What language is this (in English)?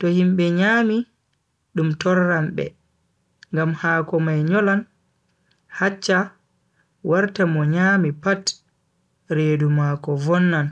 Bagirmi Fulfulde